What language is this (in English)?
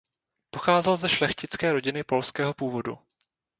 Czech